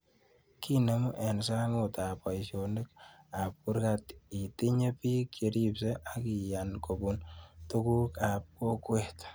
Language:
Kalenjin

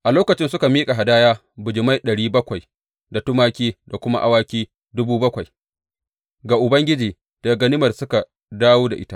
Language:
Hausa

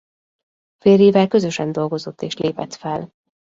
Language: Hungarian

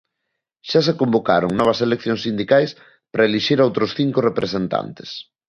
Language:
Galician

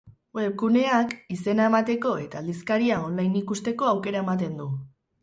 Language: Basque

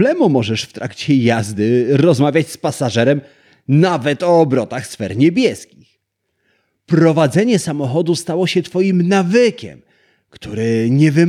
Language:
Polish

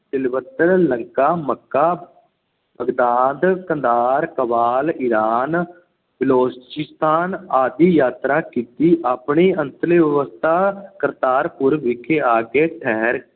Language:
Punjabi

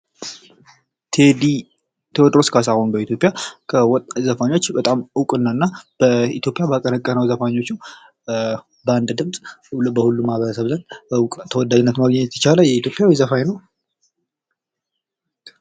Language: Amharic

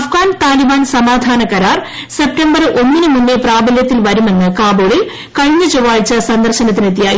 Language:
Malayalam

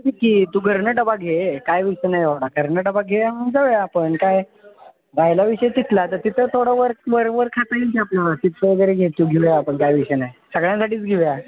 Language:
Marathi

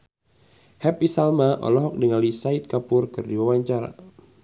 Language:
Sundanese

